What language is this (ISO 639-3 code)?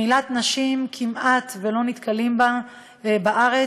heb